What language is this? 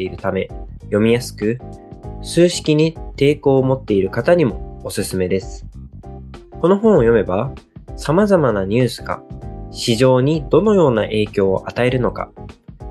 Japanese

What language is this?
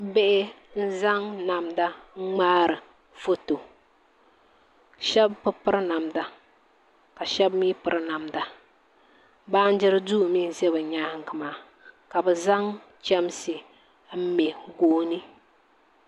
Dagbani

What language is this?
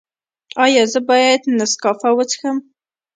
Pashto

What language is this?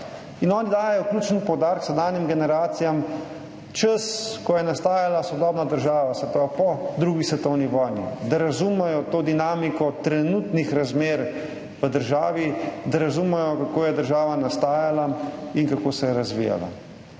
Slovenian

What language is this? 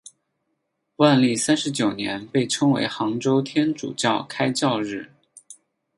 Chinese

